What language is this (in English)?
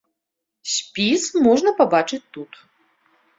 Belarusian